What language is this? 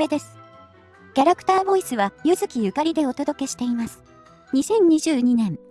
Japanese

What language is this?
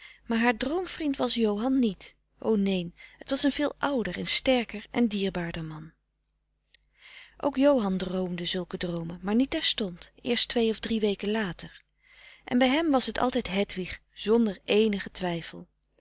Dutch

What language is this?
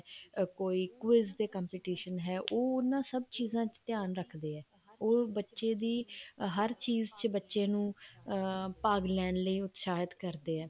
Punjabi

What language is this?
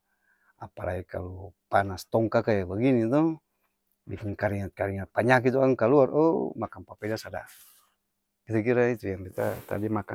Ambonese Malay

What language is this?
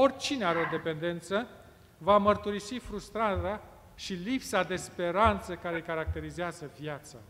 Romanian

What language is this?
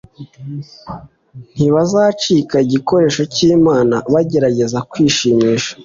Kinyarwanda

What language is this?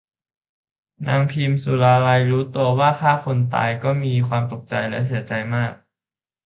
Thai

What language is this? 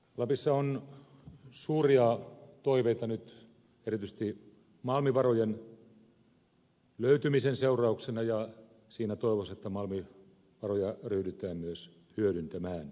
Finnish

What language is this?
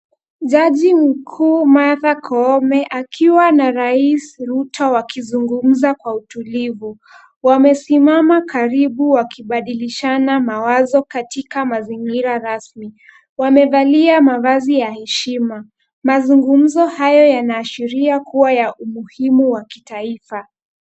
Swahili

